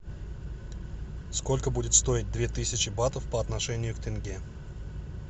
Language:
Russian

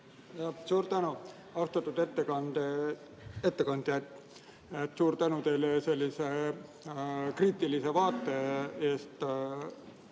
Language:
Estonian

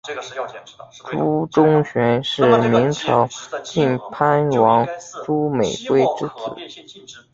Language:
Chinese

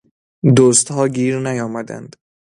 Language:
Persian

